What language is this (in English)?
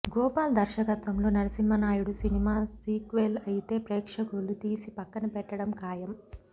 Telugu